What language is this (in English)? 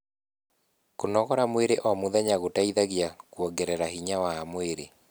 Kikuyu